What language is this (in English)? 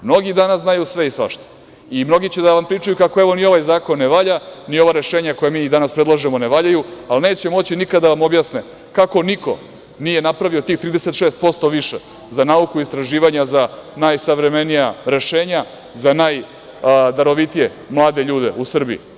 Serbian